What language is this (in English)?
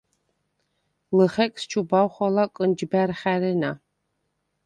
Svan